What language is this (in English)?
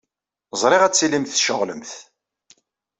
Kabyle